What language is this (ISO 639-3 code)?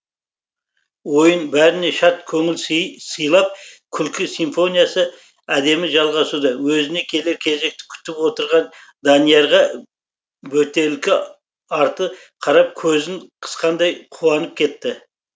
kaz